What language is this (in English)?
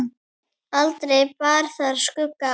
Icelandic